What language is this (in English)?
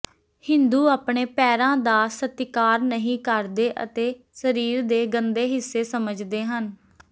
Punjabi